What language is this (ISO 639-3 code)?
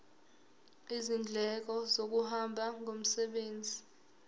zul